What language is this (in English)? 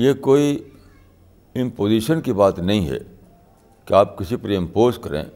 Urdu